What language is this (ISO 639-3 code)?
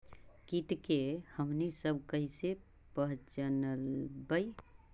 mag